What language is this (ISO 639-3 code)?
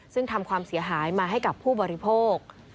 tha